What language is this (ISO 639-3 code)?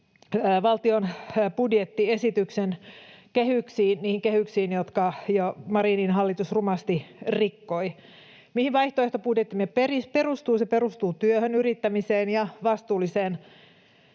fin